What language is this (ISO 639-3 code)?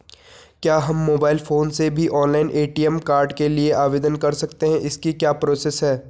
hin